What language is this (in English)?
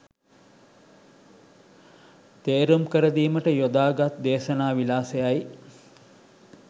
Sinhala